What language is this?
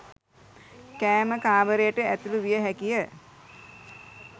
Sinhala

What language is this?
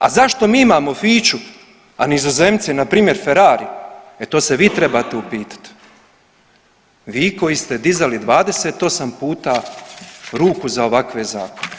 Croatian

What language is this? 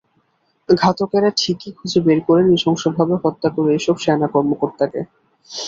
Bangla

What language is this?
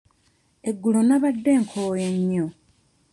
Ganda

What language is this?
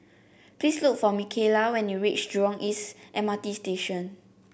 English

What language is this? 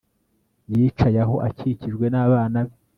Kinyarwanda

